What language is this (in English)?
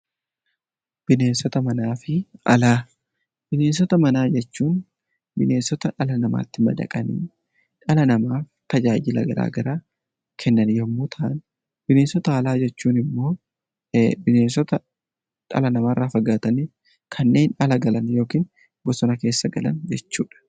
Oromo